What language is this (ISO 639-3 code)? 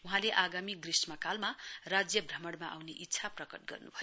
nep